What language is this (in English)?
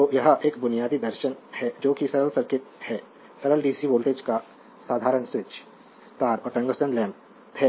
Hindi